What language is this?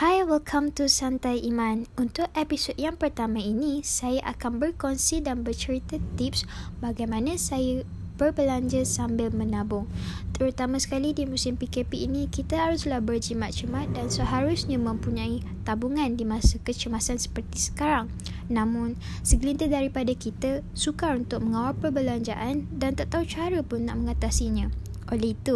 Malay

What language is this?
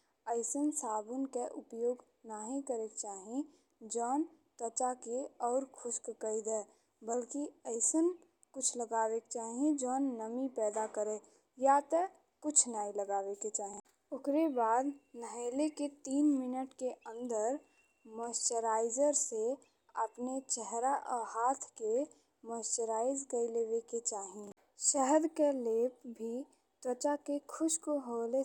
Bhojpuri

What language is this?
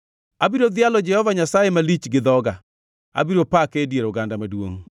Luo (Kenya and Tanzania)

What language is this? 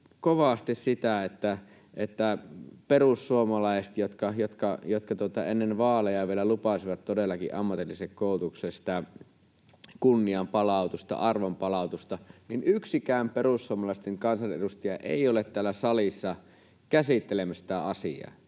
Finnish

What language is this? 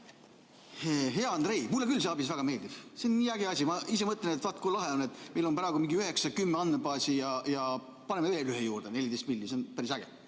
Estonian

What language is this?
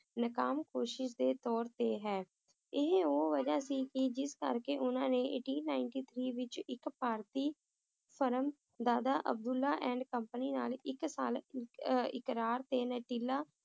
Punjabi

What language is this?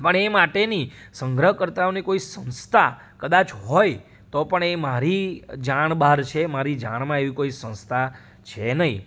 Gujarati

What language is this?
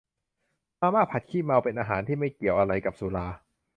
Thai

